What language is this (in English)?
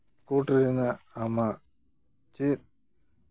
Santali